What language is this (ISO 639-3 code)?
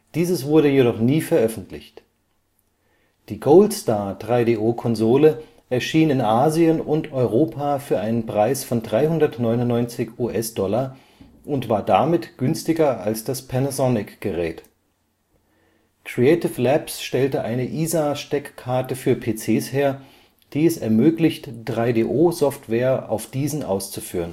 deu